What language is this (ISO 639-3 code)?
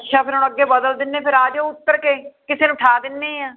pan